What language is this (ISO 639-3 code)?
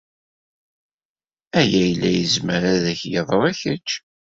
kab